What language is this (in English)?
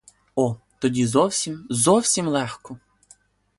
Ukrainian